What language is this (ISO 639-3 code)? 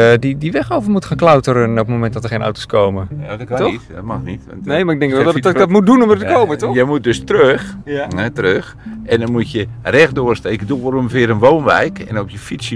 nld